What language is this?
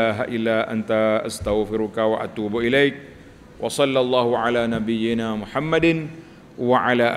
Malay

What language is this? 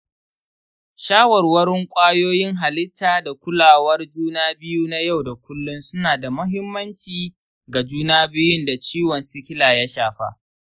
Hausa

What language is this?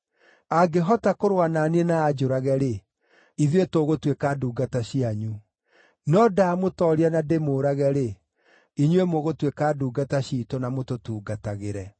Kikuyu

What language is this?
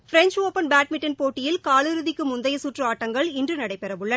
Tamil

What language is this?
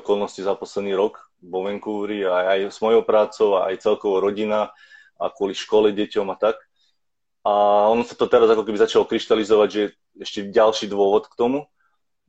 Slovak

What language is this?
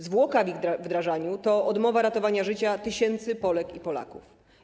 Polish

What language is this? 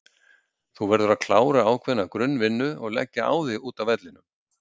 Icelandic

